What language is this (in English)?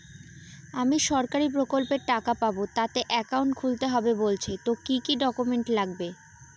Bangla